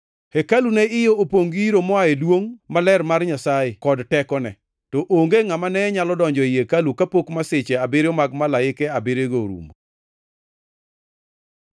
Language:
Luo (Kenya and Tanzania)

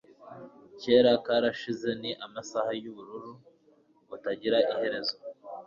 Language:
Kinyarwanda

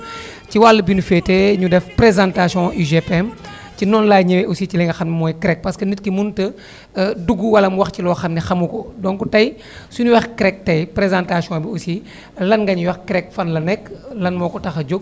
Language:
Wolof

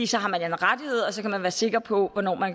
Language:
Danish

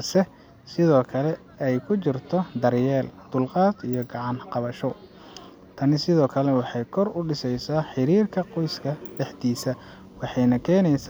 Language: Somali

